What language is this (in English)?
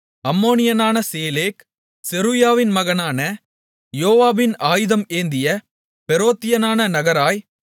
Tamil